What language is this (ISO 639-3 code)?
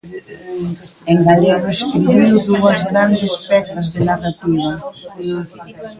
glg